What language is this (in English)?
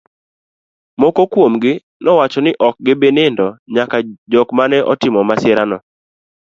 Luo (Kenya and Tanzania)